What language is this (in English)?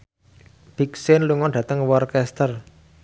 Javanese